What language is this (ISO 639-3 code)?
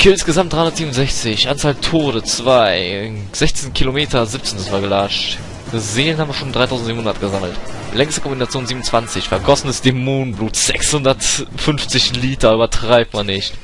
deu